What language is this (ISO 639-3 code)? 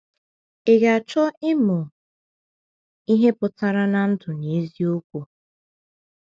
ibo